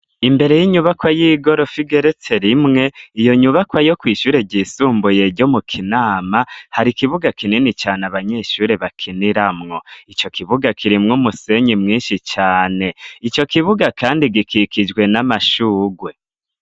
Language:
Rundi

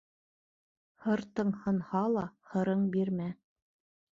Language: Bashkir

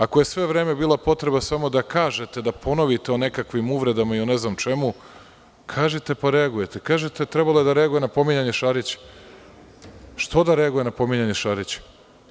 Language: Serbian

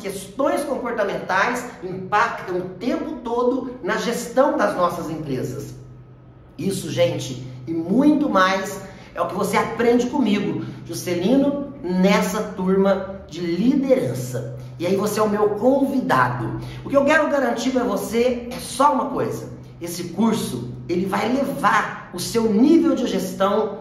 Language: Portuguese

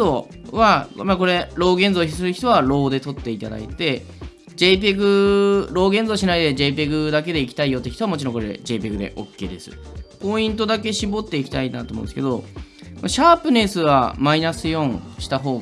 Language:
Japanese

